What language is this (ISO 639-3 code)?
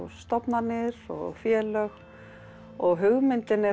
isl